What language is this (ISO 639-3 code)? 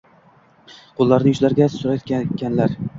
uzb